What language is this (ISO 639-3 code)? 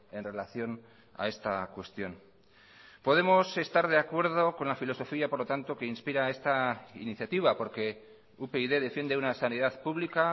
spa